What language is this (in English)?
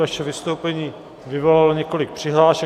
Czech